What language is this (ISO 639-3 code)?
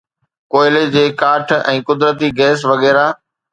snd